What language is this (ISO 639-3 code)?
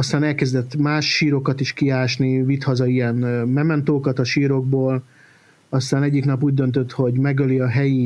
hun